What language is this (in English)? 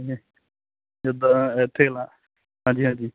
Punjabi